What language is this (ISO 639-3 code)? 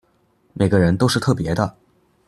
zho